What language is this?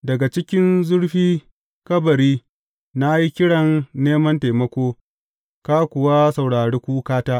Hausa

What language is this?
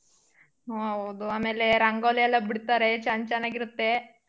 Kannada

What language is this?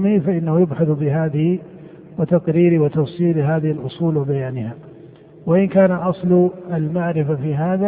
Arabic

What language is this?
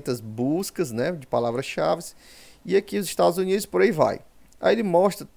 Portuguese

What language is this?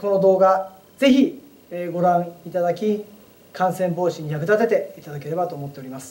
Japanese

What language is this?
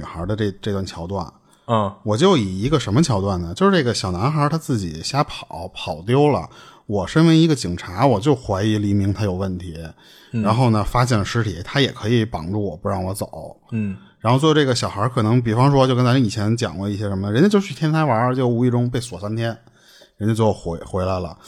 Chinese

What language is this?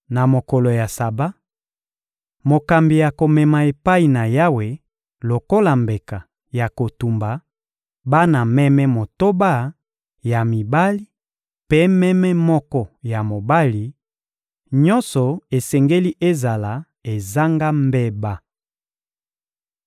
Lingala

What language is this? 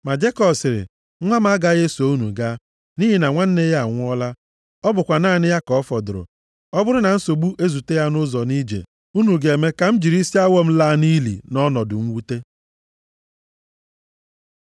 Igbo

